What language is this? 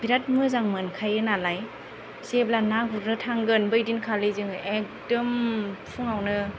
Bodo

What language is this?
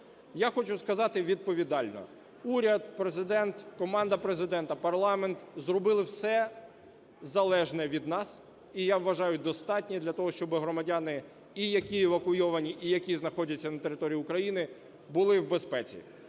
Ukrainian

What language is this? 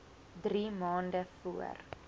Afrikaans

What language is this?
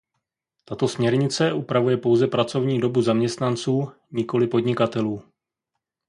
Czech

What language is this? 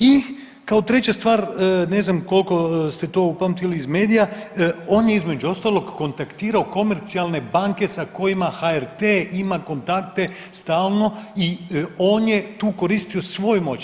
Croatian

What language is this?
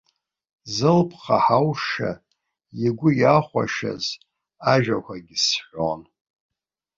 Abkhazian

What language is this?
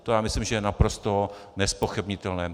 Czech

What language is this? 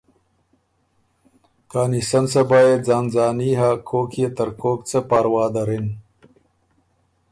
Ormuri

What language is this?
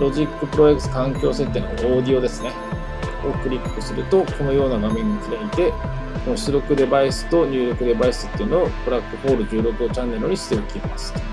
Japanese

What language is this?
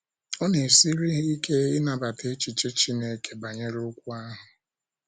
Igbo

